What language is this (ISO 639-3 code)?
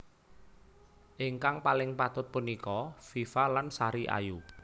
jav